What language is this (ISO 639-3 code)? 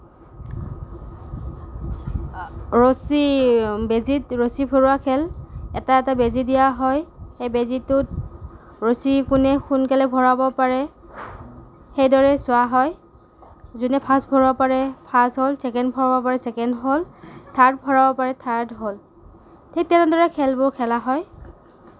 asm